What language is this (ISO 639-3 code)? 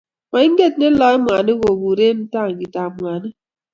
kln